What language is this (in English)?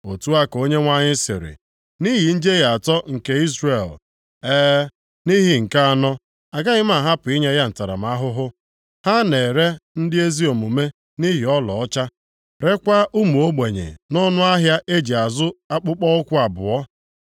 Igbo